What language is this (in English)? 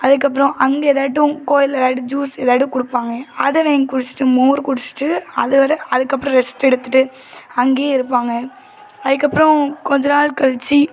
Tamil